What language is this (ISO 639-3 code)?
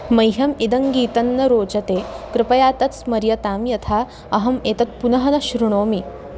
san